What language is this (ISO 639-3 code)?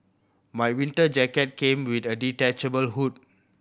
eng